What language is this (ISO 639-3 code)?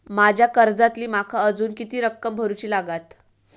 mar